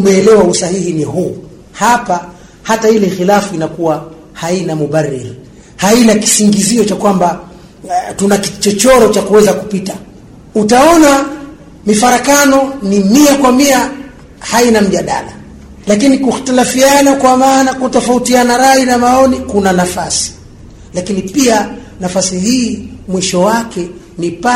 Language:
Swahili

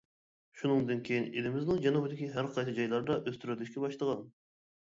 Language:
Uyghur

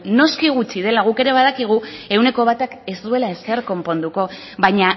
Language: Basque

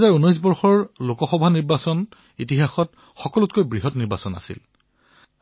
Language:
Assamese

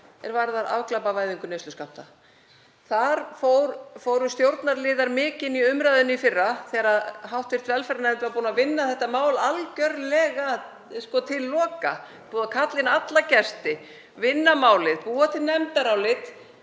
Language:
Icelandic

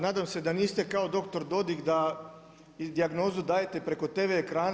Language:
Croatian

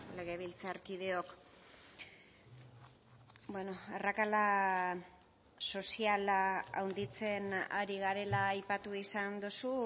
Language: Basque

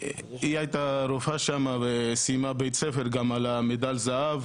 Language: Hebrew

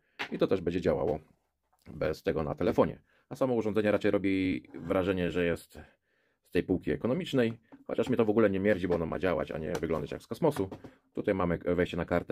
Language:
Polish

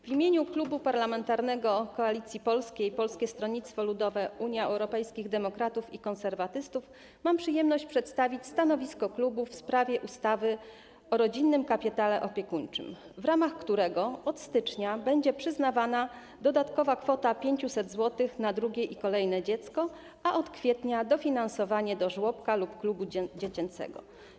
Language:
Polish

